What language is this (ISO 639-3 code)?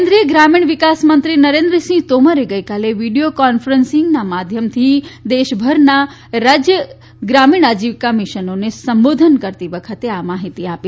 guj